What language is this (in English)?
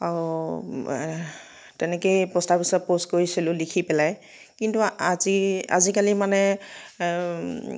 Assamese